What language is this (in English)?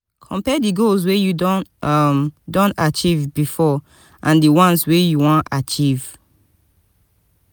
Nigerian Pidgin